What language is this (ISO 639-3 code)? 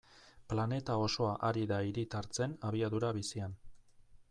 eus